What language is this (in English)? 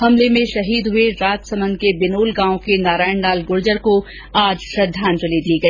Hindi